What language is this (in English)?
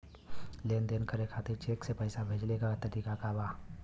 Bhojpuri